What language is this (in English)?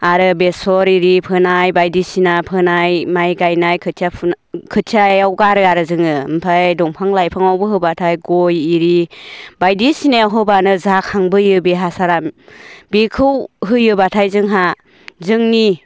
Bodo